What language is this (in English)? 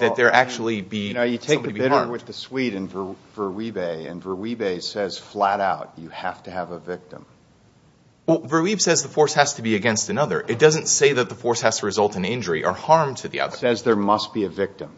English